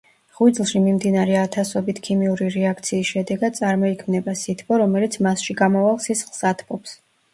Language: Georgian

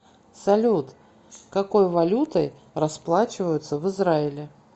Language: Russian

